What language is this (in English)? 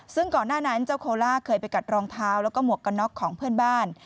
Thai